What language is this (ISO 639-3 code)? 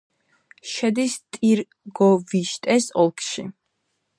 kat